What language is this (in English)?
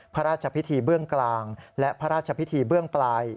Thai